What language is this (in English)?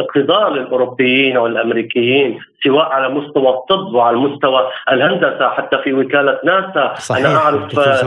Arabic